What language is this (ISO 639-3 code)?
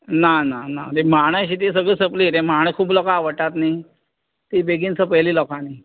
kok